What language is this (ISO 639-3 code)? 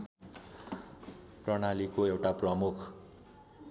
nep